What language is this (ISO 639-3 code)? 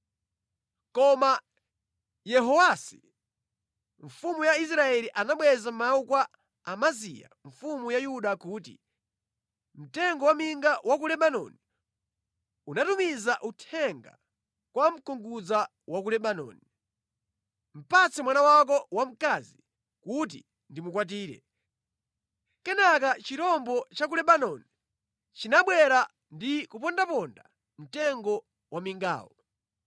nya